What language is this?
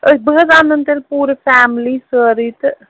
Kashmiri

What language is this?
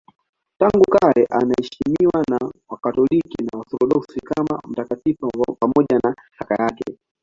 Swahili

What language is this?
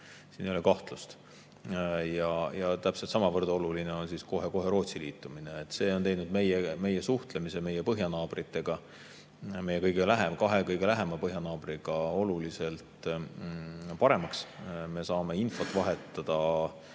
Estonian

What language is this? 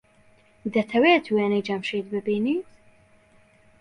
Central Kurdish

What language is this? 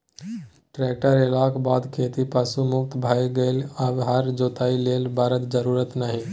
Maithili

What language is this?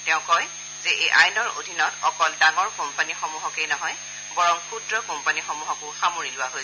Assamese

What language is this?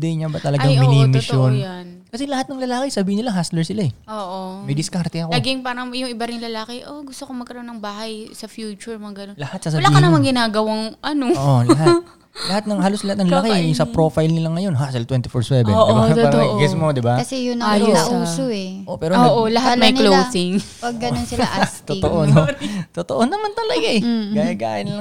Filipino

